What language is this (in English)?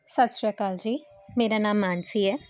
Punjabi